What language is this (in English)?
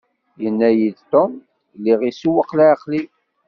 Kabyle